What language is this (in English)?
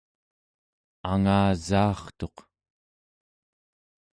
Central Yupik